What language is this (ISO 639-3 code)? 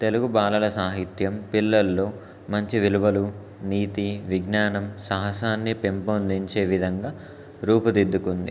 tel